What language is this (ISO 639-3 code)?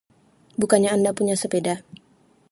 ind